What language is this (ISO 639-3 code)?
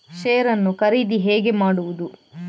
kan